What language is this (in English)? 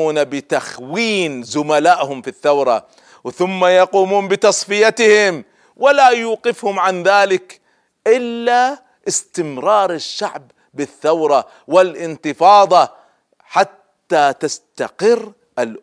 Arabic